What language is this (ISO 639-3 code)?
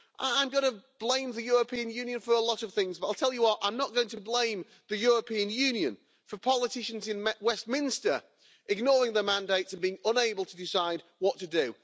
eng